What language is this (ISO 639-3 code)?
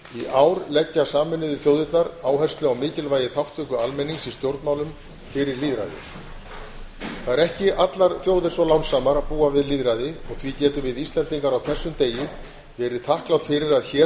isl